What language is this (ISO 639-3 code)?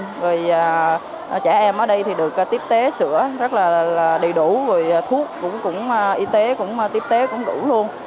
vie